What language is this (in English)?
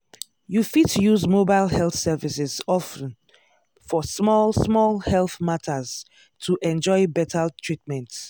Nigerian Pidgin